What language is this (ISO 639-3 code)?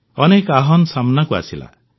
ori